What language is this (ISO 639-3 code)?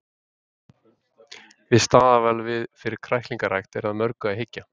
isl